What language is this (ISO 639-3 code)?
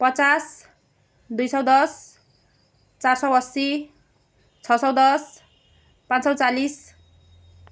nep